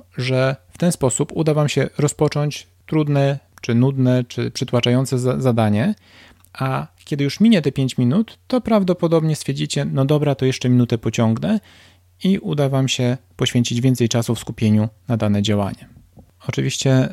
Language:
Polish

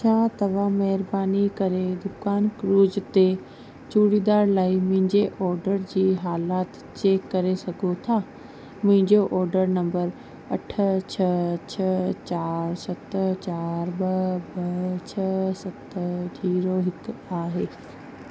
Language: Sindhi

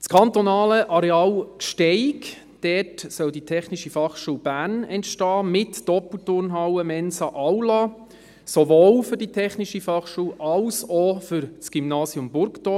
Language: Swiss German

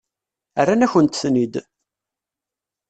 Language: Kabyle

